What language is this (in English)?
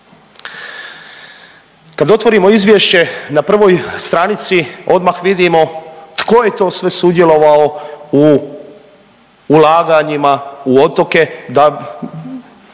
Croatian